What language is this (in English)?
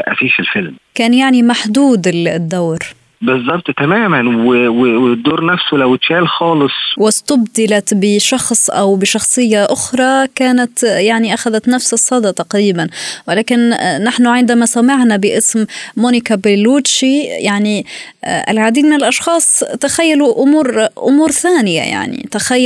Arabic